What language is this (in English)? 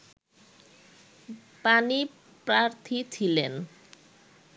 Bangla